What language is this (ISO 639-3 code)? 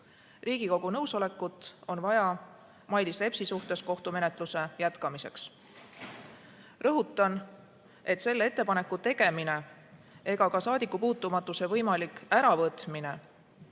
est